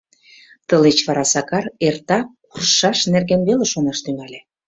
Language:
Mari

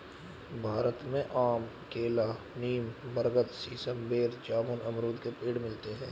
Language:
Hindi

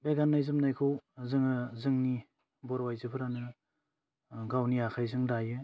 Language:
Bodo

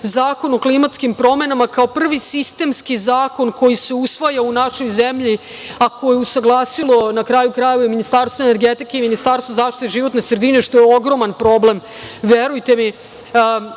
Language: Serbian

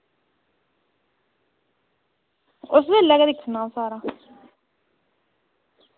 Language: Dogri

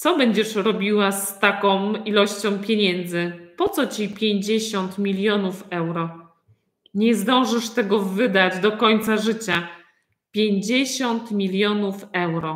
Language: Polish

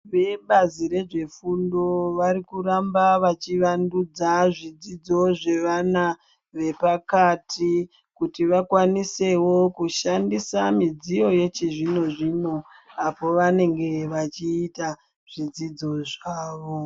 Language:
Ndau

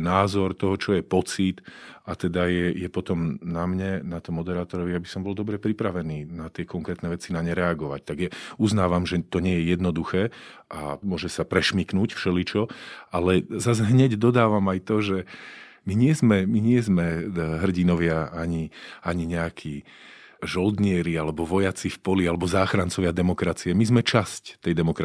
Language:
Slovak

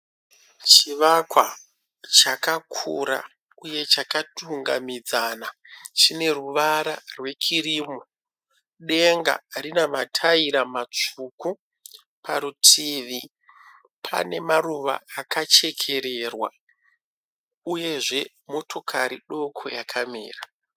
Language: Shona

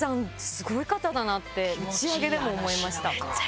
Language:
Japanese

